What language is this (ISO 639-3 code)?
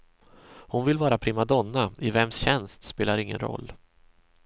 swe